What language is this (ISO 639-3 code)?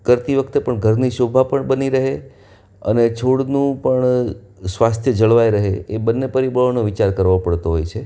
guj